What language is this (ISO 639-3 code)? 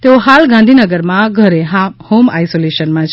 guj